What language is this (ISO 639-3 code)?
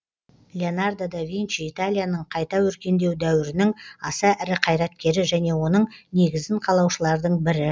kaz